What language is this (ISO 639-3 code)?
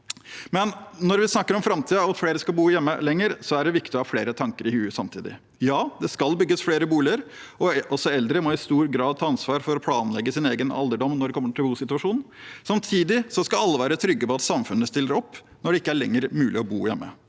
nor